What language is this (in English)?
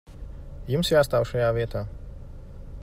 Latvian